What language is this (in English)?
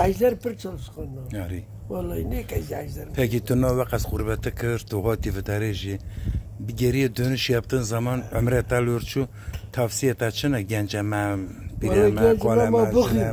Turkish